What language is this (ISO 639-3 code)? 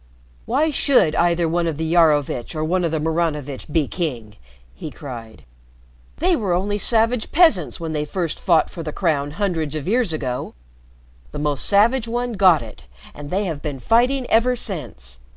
eng